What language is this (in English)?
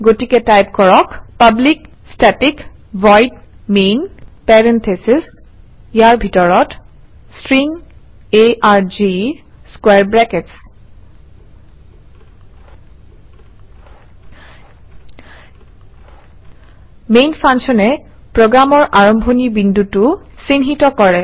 Assamese